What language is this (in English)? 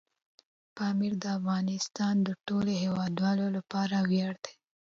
Pashto